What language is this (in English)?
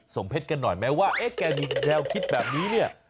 Thai